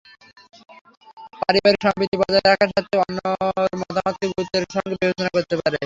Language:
Bangla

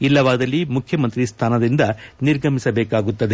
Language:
Kannada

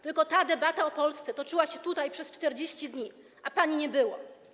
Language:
Polish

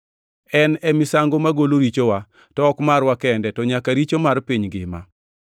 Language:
Luo (Kenya and Tanzania)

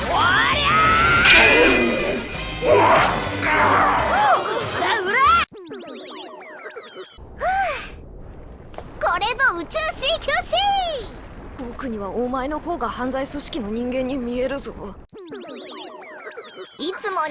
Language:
Japanese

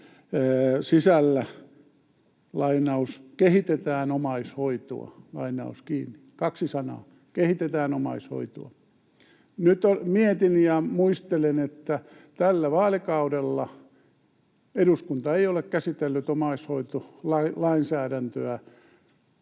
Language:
Finnish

